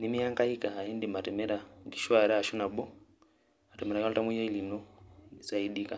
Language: Masai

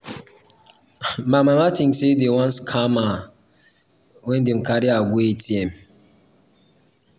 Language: Nigerian Pidgin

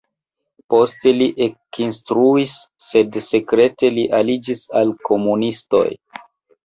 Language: Esperanto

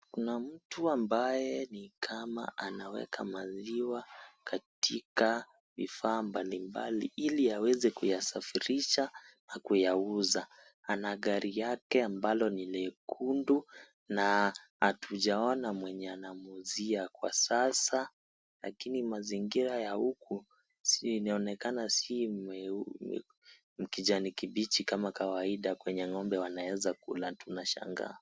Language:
Swahili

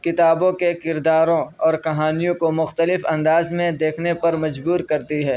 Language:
Urdu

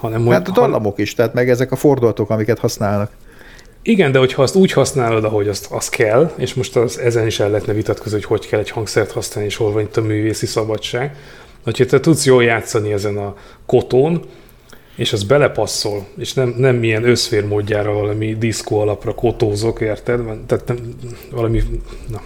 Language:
Hungarian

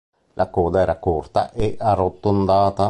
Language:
Italian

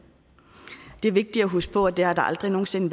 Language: Danish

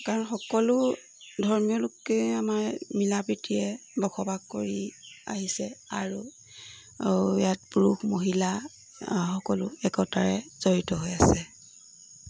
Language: Assamese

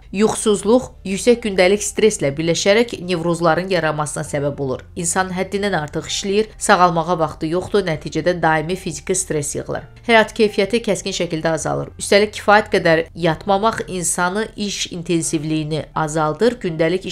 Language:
Turkish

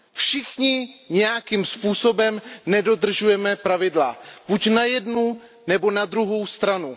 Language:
Czech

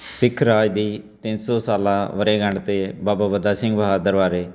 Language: Punjabi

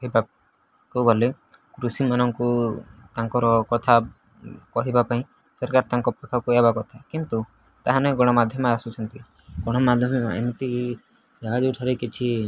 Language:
Odia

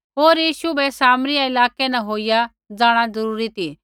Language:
Kullu Pahari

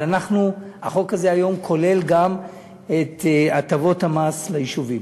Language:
Hebrew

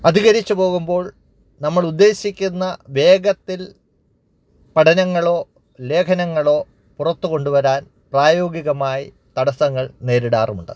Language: Malayalam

